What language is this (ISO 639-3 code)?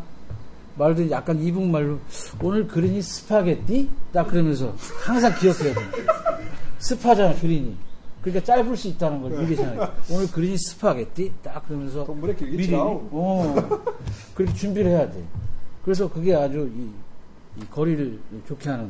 kor